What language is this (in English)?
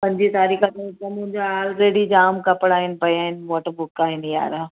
Sindhi